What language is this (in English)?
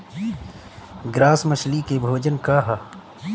Bhojpuri